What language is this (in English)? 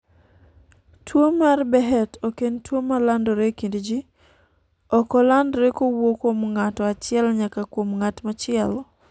Luo (Kenya and Tanzania)